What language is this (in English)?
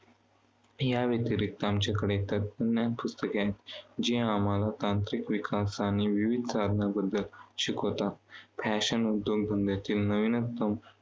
Marathi